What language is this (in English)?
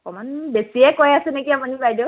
Assamese